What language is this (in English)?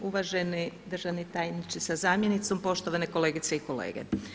Croatian